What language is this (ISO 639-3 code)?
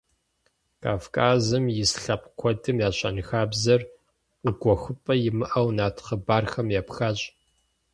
kbd